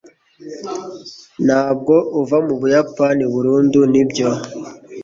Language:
Kinyarwanda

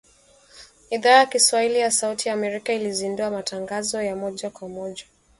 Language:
Swahili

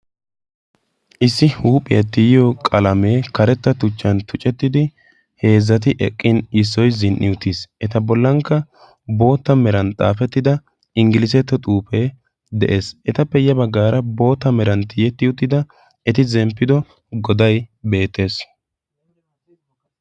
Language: Wolaytta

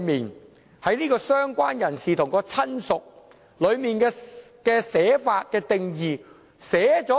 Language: Cantonese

